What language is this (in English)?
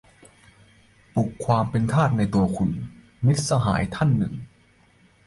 Thai